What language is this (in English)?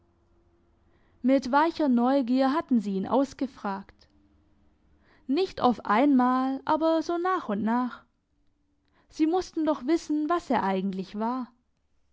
German